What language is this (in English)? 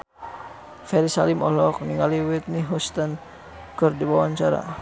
Sundanese